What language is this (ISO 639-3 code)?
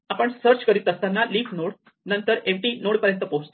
mar